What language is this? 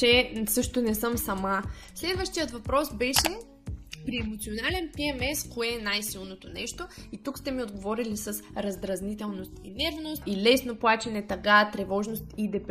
Bulgarian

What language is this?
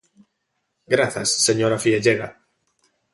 Galician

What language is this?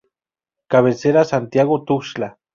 Spanish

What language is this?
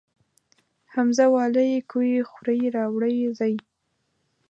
Pashto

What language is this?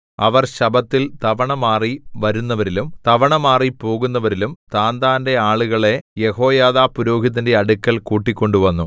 Malayalam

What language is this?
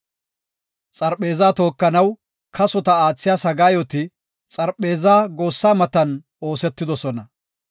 Gofa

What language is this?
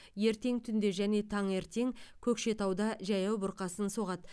Kazakh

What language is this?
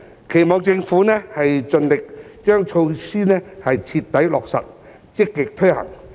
Cantonese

